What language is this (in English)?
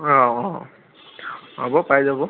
Assamese